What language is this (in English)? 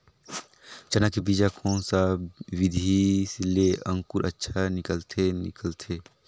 Chhattisgarhi